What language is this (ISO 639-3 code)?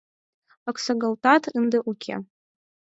chm